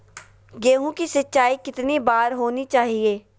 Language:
Magahi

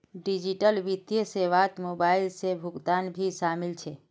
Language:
Magahi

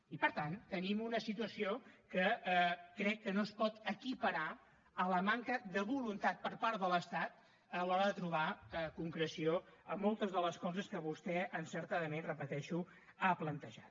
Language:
Catalan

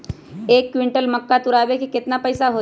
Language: Magahi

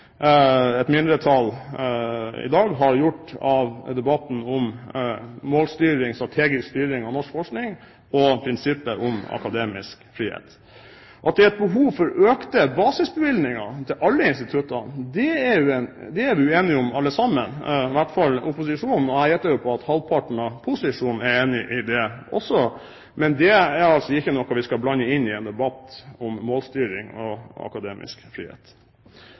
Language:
Norwegian Bokmål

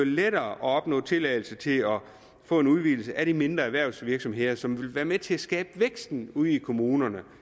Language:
Danish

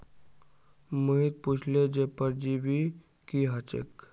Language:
Magahi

